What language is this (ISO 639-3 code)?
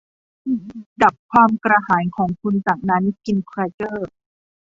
tha